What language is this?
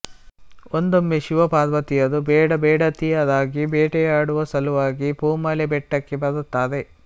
Kannada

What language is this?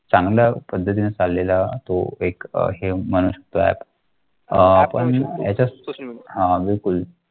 Marathi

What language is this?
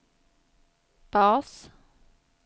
Swedish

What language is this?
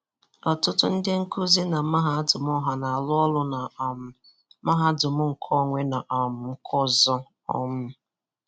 Igbo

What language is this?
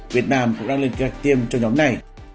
Vietnamese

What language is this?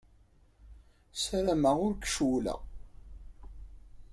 Kabyle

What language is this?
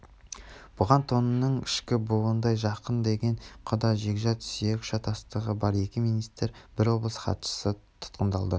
Kazakh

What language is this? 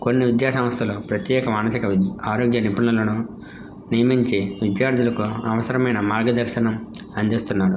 Telugu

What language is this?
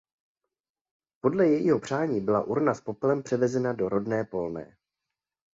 Czech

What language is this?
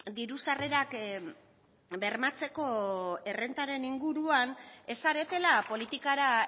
Basque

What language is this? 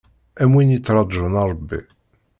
Kabyle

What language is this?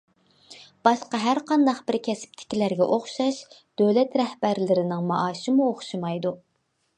Uyghur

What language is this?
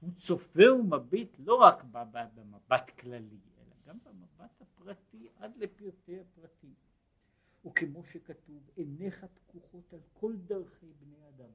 Hebrew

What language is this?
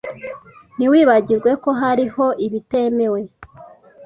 Kinyarwanda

